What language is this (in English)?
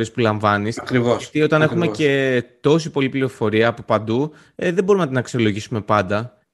Greek